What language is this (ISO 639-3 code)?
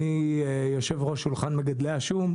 heb